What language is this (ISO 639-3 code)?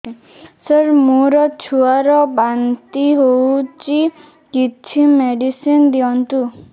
ori